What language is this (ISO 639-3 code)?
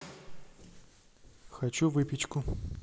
rus